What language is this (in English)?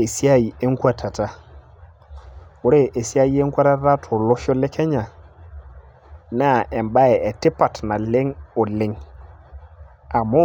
Masai